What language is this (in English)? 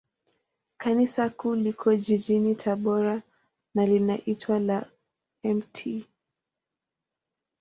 Swahili